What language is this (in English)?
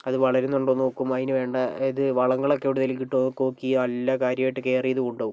Malayalam